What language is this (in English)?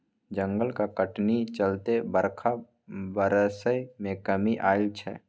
Maithili